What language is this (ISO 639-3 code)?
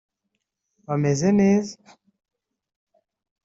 kin